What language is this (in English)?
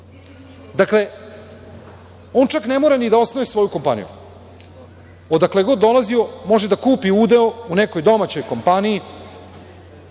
Serbian